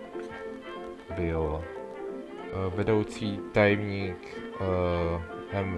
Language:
Czech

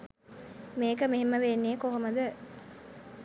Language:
Sinhala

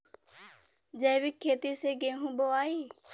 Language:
Bhojpuri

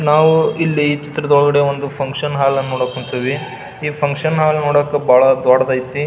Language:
Kannada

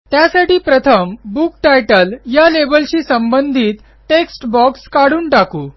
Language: Marathi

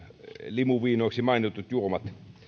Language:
Finnish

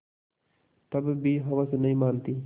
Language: Hindi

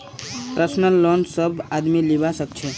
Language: Magahi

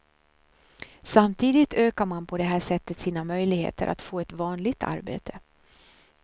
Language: Swedish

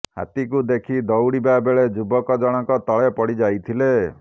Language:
Odia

